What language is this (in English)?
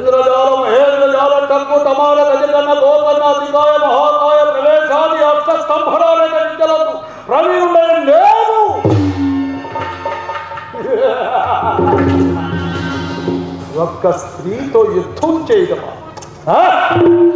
Arabic